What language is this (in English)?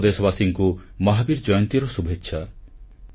Odia